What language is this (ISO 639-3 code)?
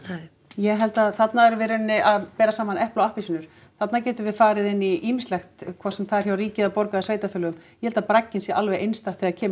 isl